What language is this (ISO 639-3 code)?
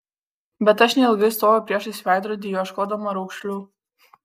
lit